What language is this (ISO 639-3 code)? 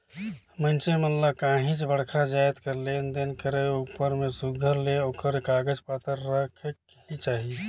hne